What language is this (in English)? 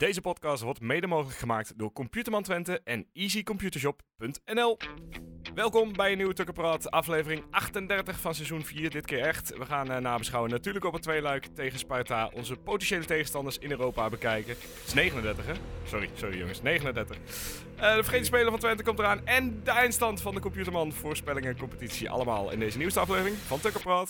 Dutch